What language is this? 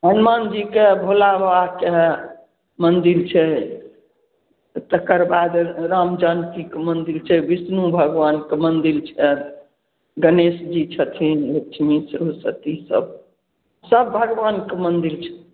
Maithili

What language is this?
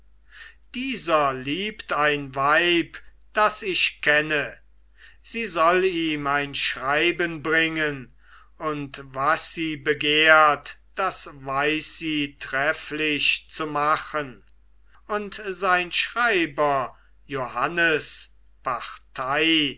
German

